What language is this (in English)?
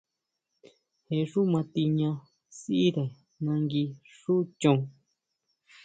Huautla Mazatec